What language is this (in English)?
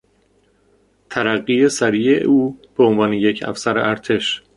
Persian